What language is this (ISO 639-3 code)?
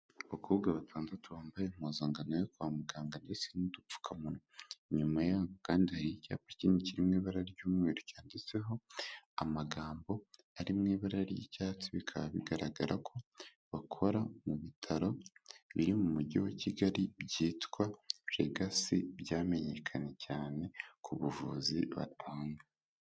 kin